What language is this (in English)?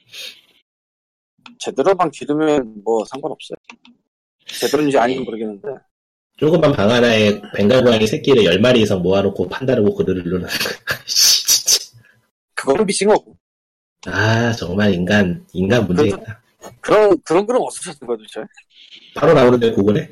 Korean